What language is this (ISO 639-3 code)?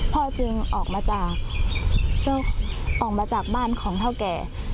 tha